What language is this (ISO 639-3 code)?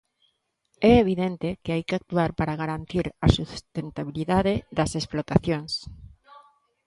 glg